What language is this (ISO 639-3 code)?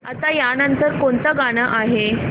mar